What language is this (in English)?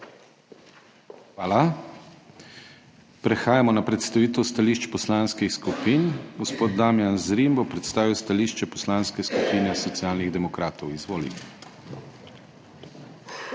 Slovenian